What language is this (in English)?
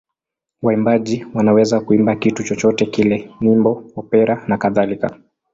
Swahili